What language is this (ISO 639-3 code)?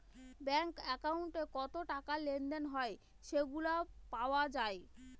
ben